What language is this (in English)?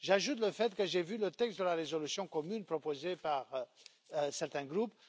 French